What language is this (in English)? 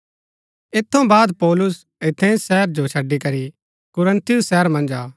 Gaddi